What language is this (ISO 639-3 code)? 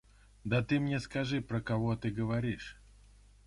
rus